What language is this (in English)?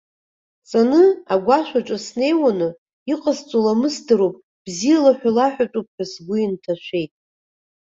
Abkhazian